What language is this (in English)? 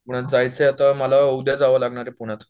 Marathi